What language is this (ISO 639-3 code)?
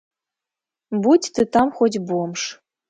bel